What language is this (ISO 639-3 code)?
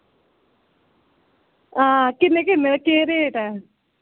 doi